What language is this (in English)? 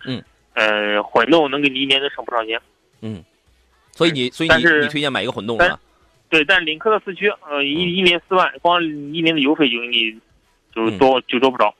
Chinese